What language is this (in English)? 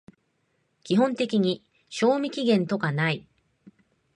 Japanese